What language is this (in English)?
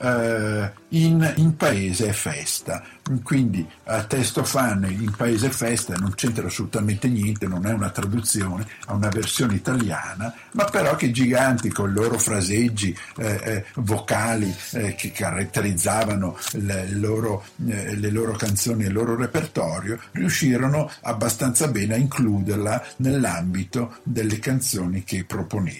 Italian